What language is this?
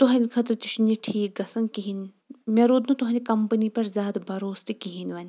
Kashmiri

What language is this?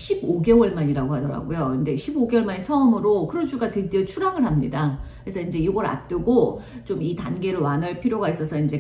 Korean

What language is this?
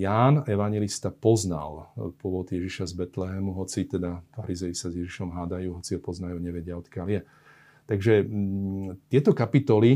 Slovak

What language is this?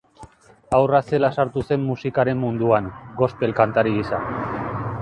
Basque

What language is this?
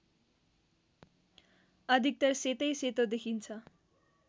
Nepali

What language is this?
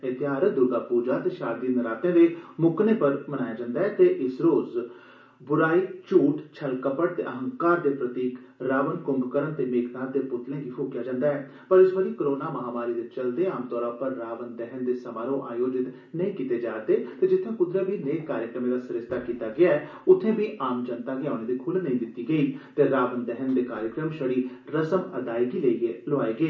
Dogri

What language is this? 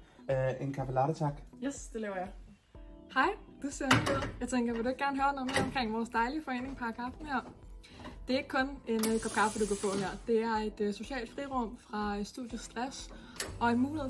Danish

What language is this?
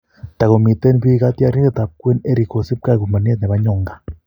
Kalenjin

